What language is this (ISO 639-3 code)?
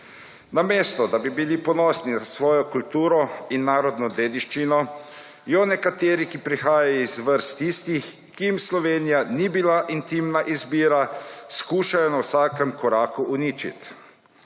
slv